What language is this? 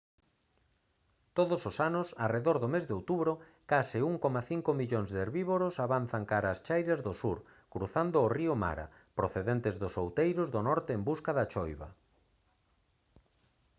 Galician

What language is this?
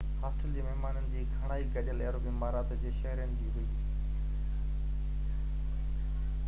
Sindhi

